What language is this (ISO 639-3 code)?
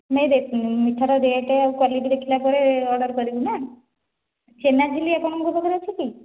ori